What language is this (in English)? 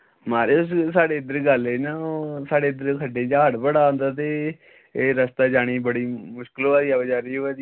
Dogri